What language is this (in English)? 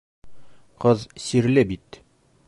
Bashkir